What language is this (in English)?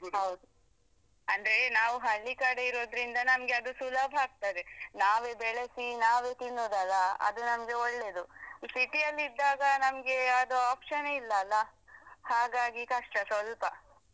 Kannada